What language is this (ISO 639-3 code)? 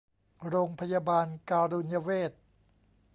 tha